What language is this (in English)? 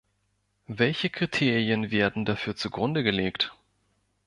German